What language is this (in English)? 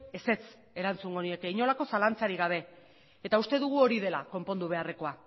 Basque